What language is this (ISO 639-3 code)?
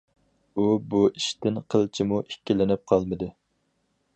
uig